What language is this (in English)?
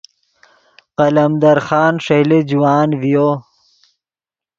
Yidgha